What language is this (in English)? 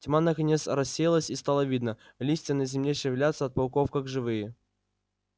Russian